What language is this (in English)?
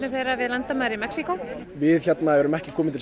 Icelandic